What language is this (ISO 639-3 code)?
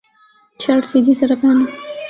urd